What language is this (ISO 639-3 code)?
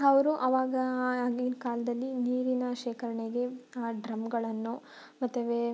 kan